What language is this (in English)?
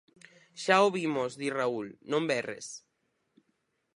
Galician